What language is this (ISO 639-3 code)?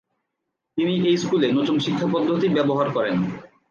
ben